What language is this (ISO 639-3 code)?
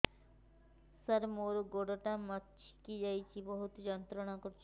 ori